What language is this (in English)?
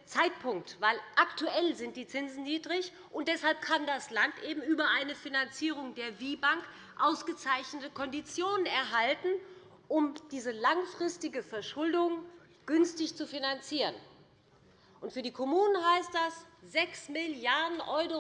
German